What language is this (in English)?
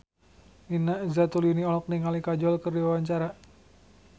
Sundanese